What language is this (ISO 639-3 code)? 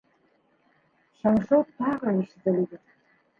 bak